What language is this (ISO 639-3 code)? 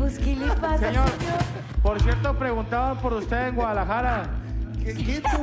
spa